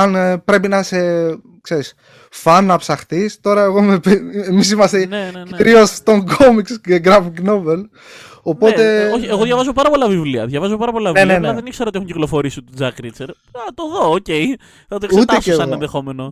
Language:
Greek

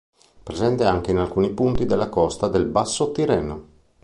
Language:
Italian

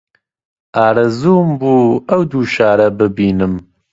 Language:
Central Kurdish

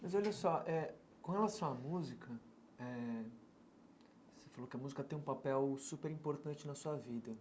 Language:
Portuguese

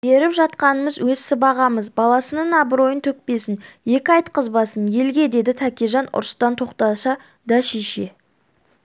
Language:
Kazakh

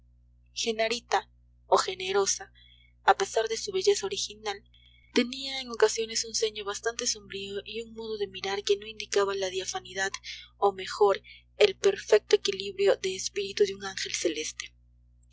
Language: Spanish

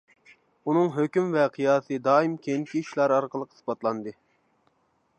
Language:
Uyghur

